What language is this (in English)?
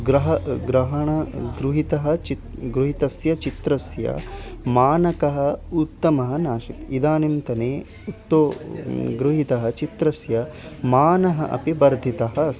Sanskrit